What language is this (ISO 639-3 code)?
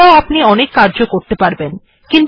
ben